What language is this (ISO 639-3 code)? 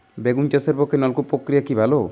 ben